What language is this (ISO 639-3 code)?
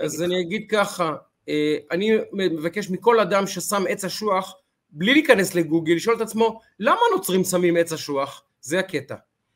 heb